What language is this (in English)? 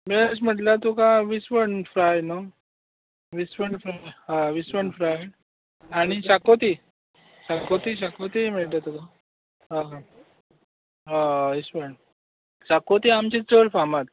Konkani